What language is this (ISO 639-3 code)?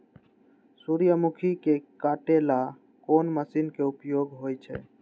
mag